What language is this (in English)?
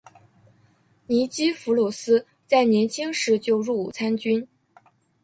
Chinese